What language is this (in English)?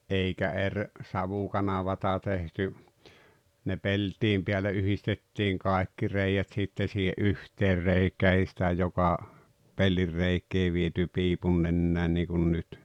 Finnish